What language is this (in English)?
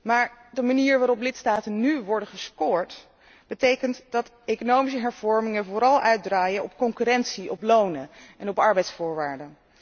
Dutch